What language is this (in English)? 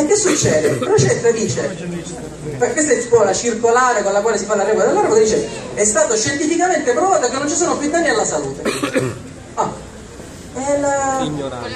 Italian